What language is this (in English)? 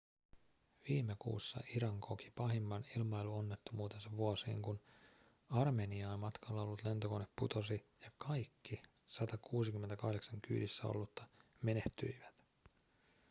Finnish